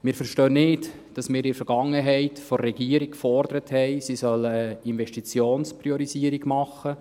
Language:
Swiss German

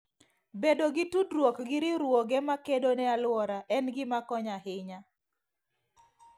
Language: Luo (Kenya and Tanzania)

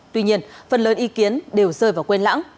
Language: Vietnamese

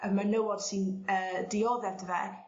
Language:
Welsh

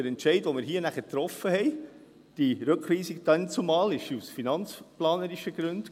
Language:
Swiss German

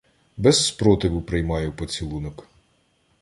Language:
Ukrainian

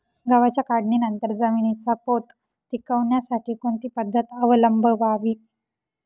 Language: Marathi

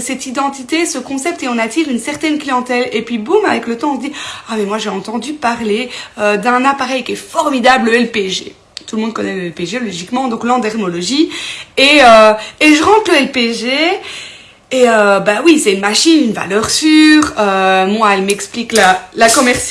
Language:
French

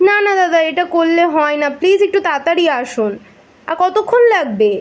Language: Bangla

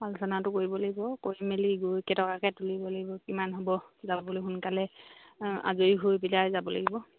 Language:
Assamese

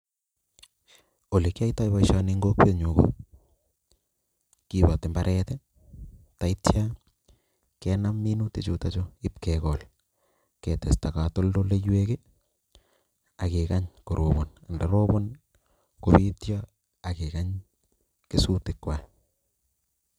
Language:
Kalenjin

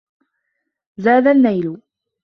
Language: Arabic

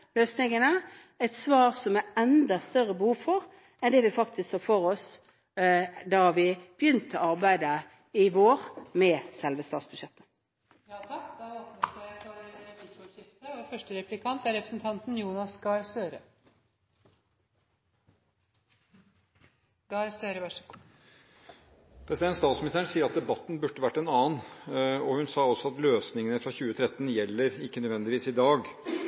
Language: Norwegian Bokmål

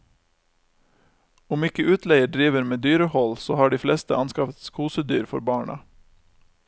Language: Norwegian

